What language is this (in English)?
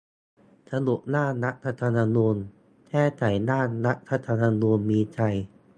Thai